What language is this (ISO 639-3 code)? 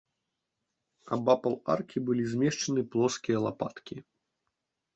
bel